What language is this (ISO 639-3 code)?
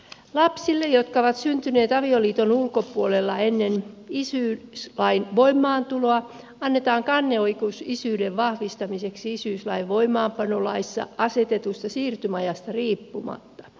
fin